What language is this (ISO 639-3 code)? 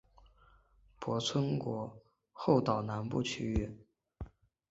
zho